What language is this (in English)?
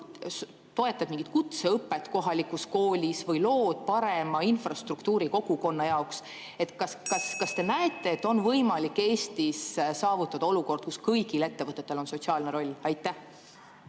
Estonian